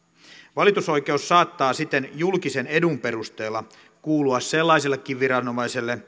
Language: Finnish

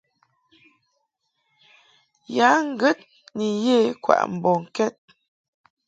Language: Mungaka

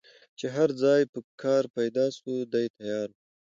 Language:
Pashto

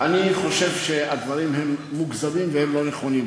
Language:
Hebrew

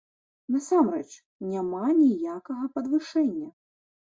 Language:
Belarusian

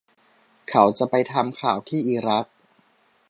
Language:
Thai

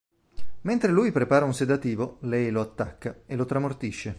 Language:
Italian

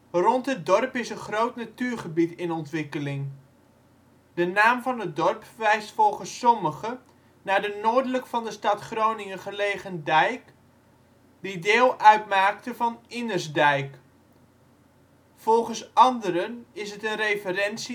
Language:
Dutch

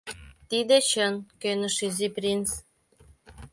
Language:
Mari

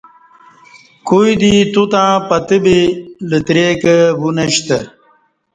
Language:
Kati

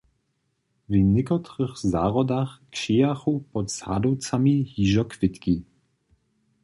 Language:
Upper Sorbian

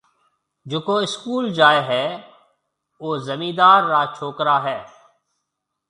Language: Marwari (Pakistan)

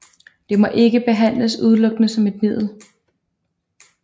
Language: Danish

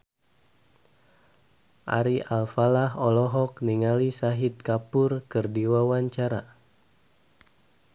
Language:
Sundanese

